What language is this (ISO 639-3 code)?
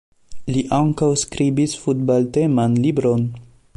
epo